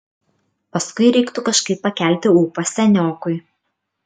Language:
Lithuanian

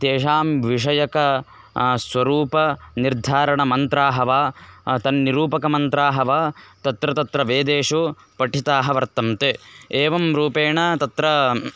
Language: Sanskrit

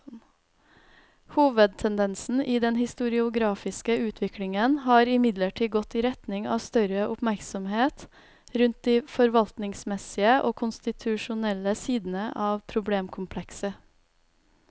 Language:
Norwegian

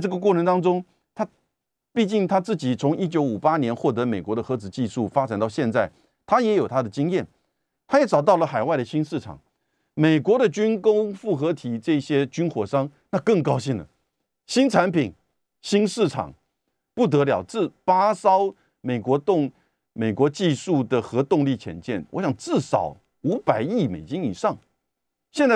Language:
Chinese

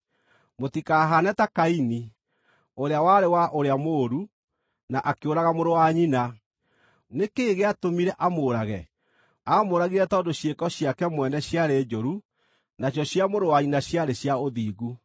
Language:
Kikuyu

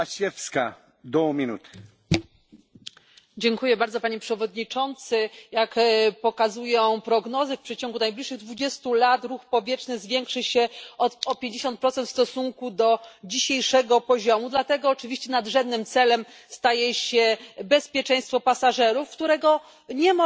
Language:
Polish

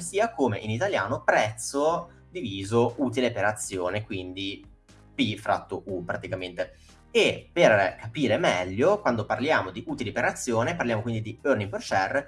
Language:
Italian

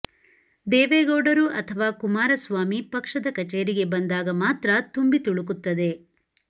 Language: Kannada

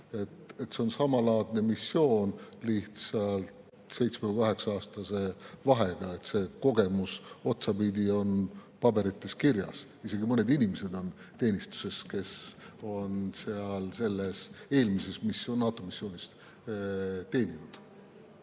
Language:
Estonian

